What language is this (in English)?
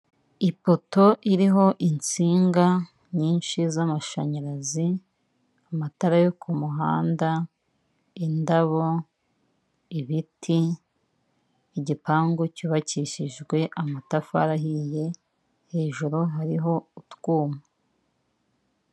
Kinyarwanda